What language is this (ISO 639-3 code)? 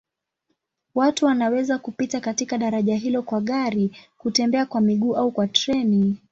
swa